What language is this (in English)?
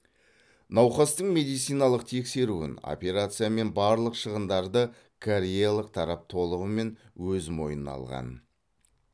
Kazakh